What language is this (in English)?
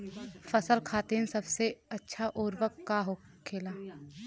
Bhojpuri